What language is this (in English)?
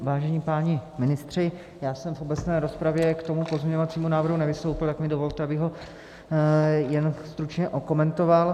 Czech